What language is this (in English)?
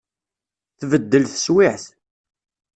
Kabyle